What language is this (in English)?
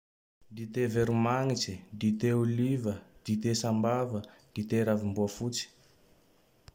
Tandroy-Mahafaly Malagasy